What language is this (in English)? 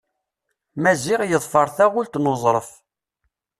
Kabyle